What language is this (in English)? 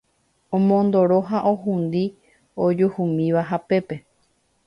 Guarani